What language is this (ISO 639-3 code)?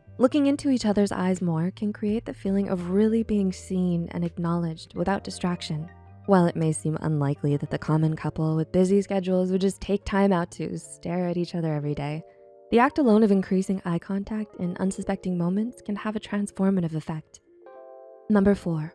eng